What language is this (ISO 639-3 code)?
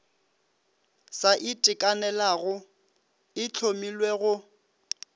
nso